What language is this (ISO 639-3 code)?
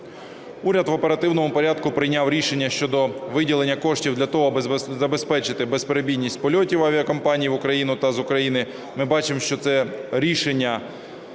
ukr